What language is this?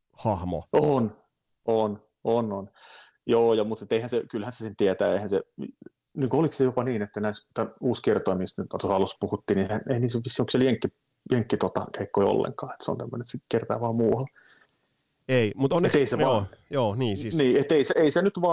Finnish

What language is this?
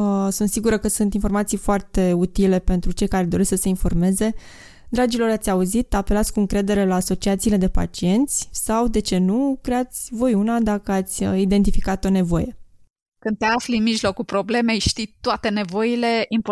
Romanian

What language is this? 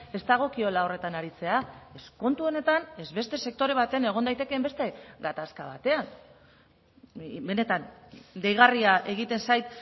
Basque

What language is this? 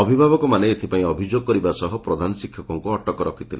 Odia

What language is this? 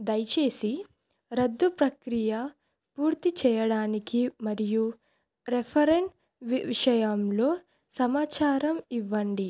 Telugu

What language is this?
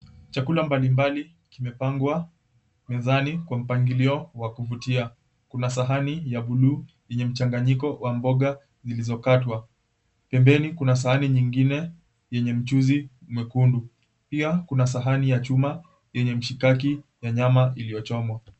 Swahili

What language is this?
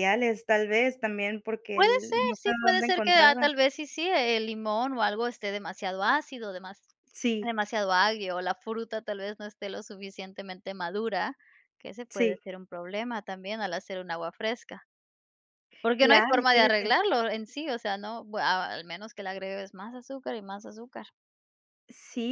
Spanish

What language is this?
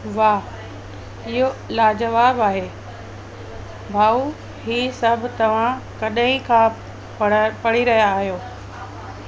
Sindhi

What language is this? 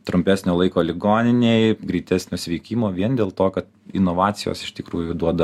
Lithuanian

